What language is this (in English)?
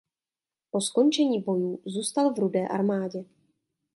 Czech